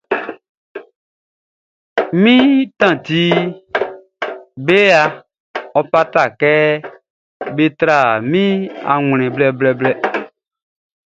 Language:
Baoulé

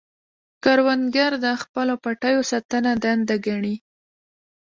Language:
Pashto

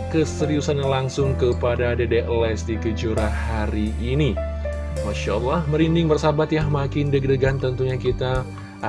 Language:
Indonesian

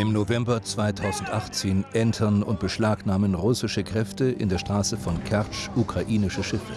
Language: German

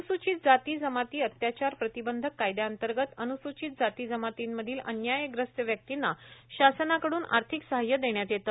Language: Marathi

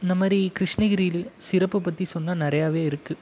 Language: Tamil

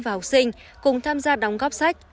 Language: Vietnamese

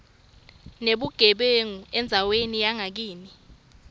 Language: Swati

